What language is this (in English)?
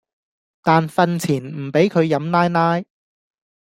Cantonese